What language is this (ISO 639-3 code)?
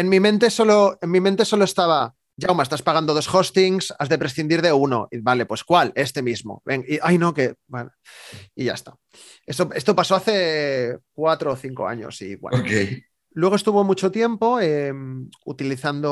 spa